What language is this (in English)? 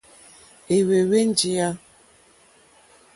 Mokpwe